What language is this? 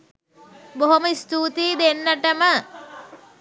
Sinhala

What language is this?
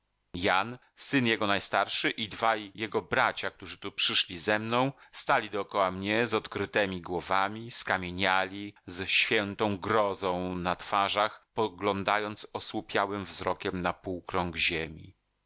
Polish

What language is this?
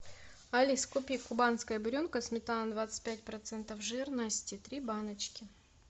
Russian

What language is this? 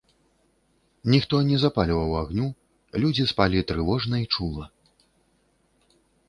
Belarusian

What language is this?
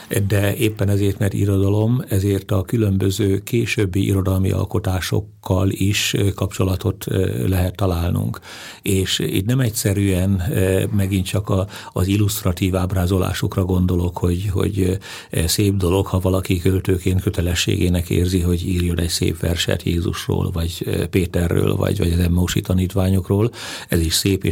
Hungarian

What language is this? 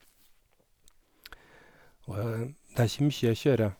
Norwegian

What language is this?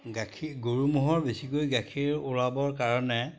Assamese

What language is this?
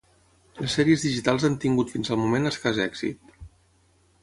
Catalan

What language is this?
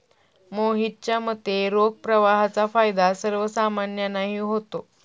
Marathi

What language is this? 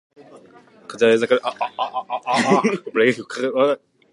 Japanese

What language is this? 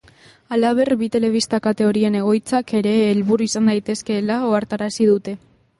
Basque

